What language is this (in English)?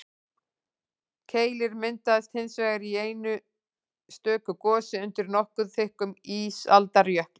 Icelandic